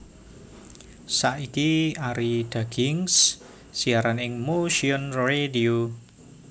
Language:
Javanese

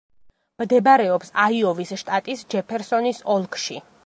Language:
Georgian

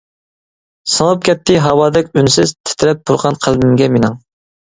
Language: Uyghur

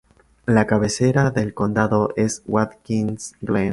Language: Spanish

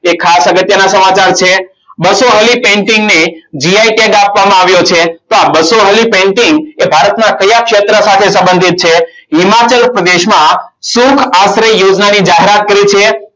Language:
Gujarati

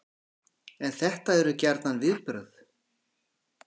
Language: Icelandic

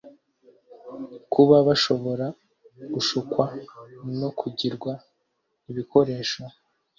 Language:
Kinyarwanda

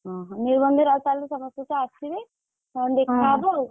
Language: Odia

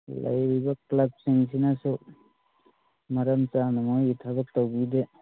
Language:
Manipuri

